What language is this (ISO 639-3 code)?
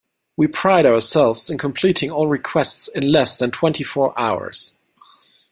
eng